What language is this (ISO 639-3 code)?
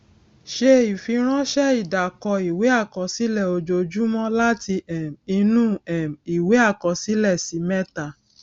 yor